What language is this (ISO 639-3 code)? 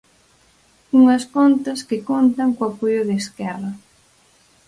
glg